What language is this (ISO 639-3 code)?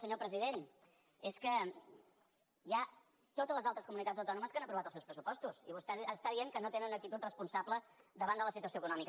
cat